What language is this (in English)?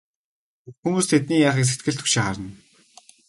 Mongolian